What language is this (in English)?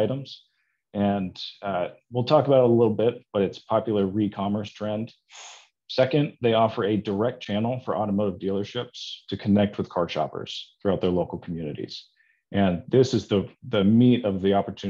English